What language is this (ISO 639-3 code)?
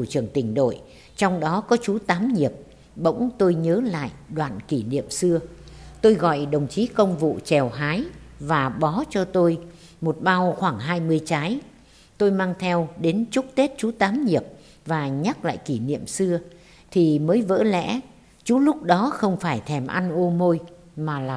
vie